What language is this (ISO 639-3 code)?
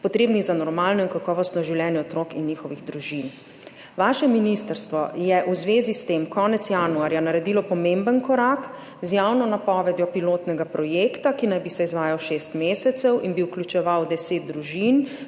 slv